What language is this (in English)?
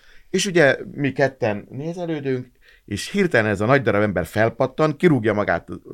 Hungarian